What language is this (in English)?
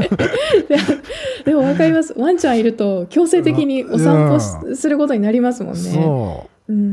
Japanese